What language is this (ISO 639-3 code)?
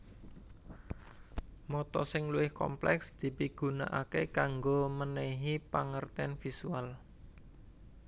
jav